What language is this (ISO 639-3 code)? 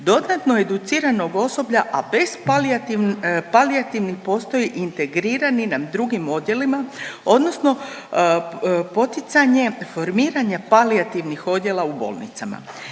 hrv